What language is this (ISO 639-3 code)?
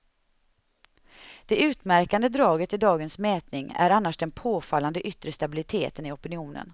swe